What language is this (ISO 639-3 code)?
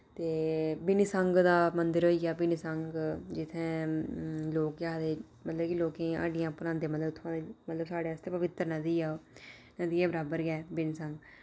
doi